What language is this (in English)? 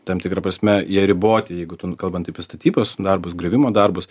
Lithuanian